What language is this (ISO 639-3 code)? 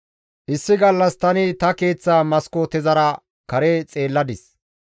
gmv